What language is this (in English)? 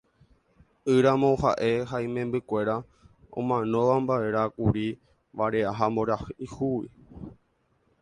Guarani